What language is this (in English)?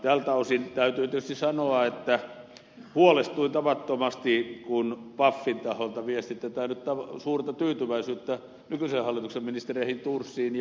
Finnish